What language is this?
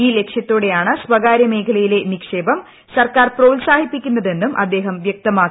Malayalam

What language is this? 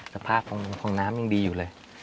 Thai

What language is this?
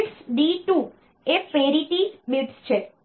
Gujarati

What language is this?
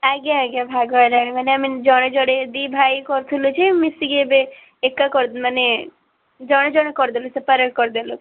Odia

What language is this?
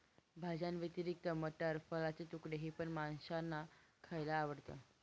Marathi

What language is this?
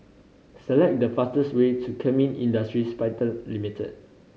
English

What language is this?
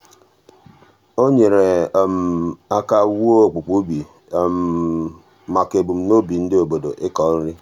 Igbo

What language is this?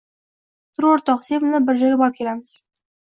Uzbek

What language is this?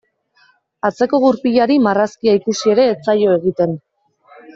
Basque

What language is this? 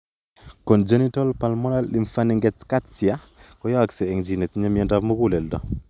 Kalenjin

